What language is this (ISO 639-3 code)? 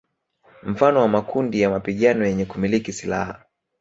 swa